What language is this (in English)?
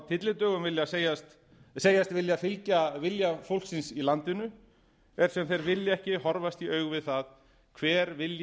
Icelandic